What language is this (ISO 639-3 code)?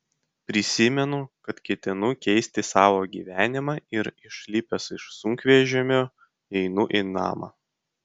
lit